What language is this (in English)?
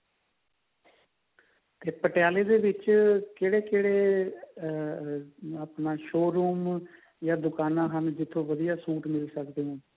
Punjabi